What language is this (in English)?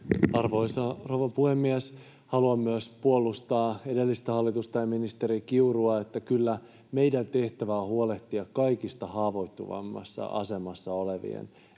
Finnish